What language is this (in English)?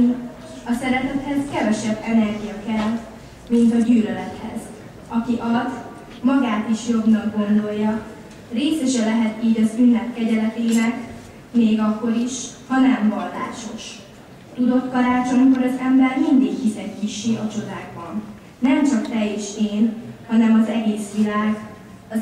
Hungarian